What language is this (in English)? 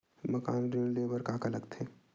Chhattisgarhi